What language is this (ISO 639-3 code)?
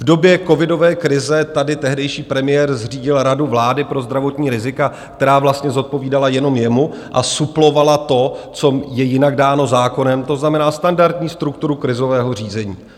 ces